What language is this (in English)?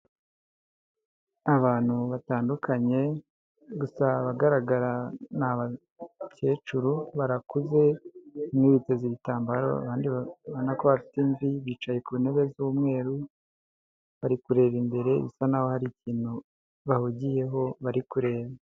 Kinyarwanda